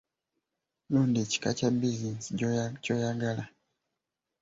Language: Ganda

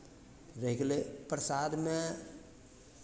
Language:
Maithili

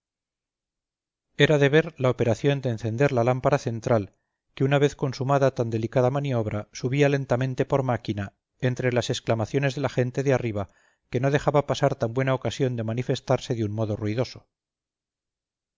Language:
Spanish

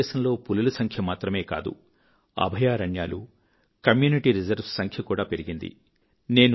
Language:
Telugu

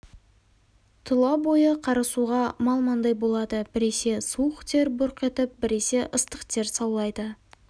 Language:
Kazakh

